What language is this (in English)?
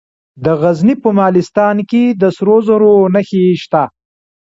Pashto